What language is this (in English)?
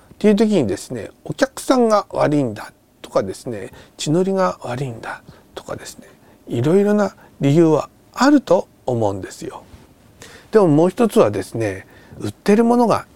Japanese